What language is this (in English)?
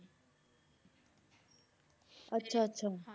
Punjabi